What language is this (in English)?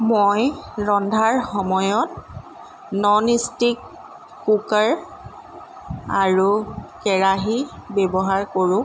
Assamese